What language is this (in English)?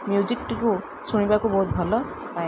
Odia